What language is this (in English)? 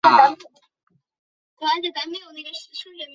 Chinese